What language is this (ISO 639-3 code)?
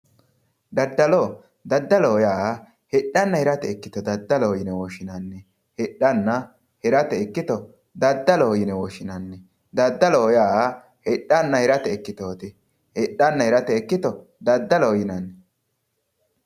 sid